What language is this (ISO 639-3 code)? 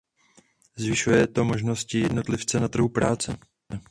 ces